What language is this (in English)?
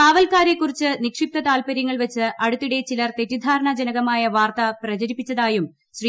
Malayalam